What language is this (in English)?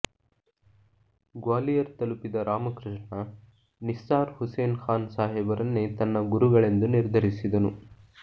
Kannada